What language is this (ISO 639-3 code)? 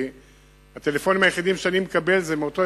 heb